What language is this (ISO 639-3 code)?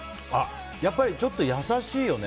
jpn